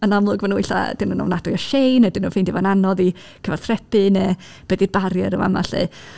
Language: Welsh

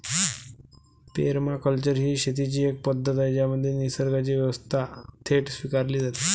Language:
Marathi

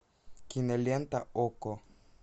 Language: Russian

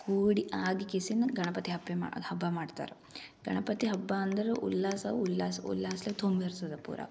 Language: Kannada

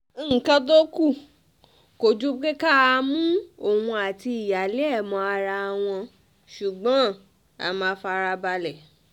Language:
Yoruba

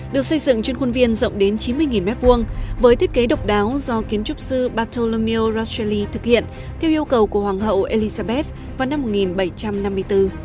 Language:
Vietnamese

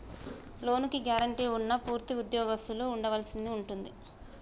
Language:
Telugu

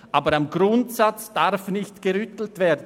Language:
Swiss German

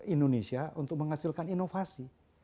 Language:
Indonesian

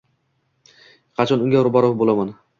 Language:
Uzbek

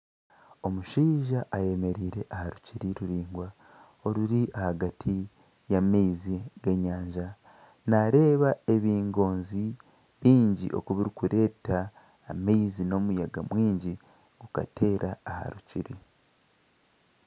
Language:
Nyankole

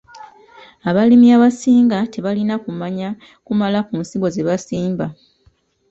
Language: Ganda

